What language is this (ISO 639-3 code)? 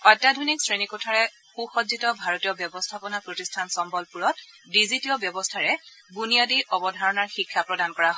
asm